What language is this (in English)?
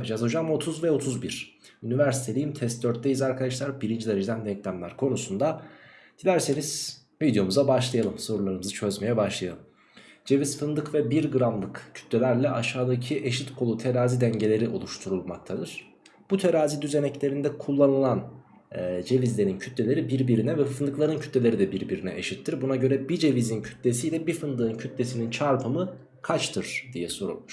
Turkish